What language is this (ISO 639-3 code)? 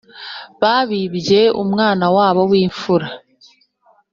kin